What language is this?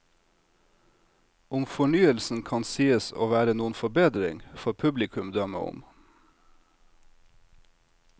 Norwegian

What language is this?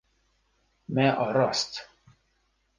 Kurdish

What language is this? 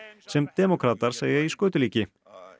Icelandic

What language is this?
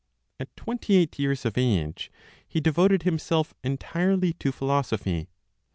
English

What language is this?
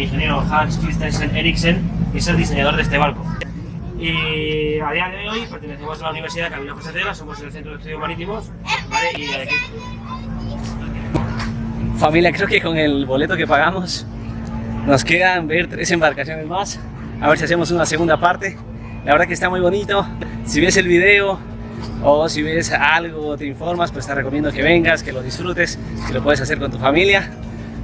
Spanish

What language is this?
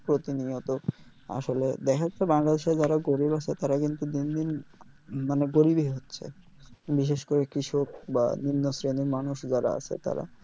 Bangla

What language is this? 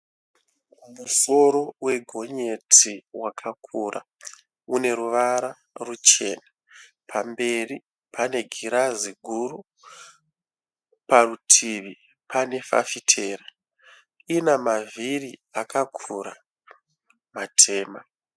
Shona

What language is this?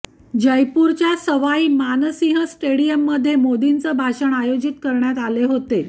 Marathi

